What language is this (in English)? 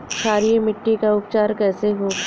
Bhojpuri